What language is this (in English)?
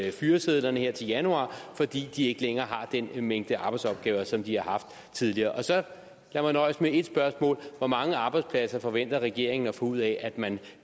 Danish